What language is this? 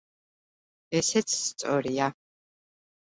Georgian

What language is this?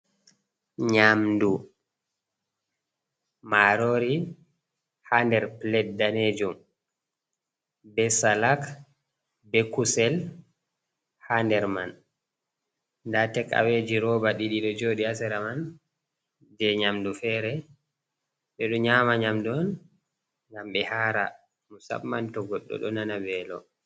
Fula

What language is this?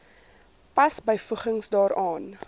Afrikaans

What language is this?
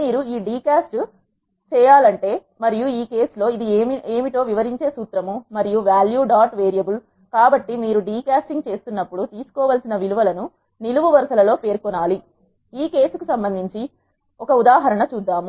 Telugu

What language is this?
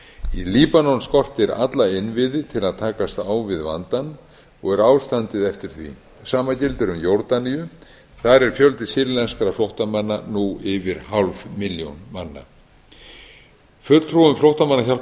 Icelandic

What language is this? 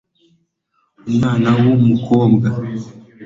Kinyarwanda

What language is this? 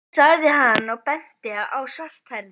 Icelandic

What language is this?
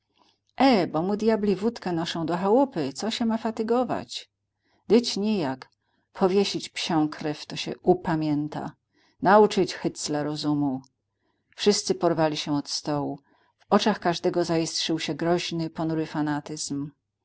Polish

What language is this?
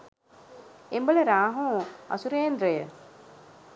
Sinhala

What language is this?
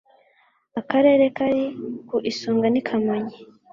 Kinyarwanda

